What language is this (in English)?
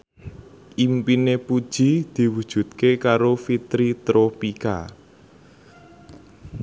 Javanese